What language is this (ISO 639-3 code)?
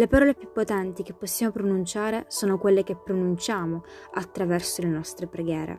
ita